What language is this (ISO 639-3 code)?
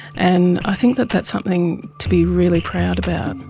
eng